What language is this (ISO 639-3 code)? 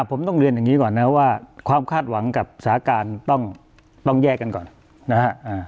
tha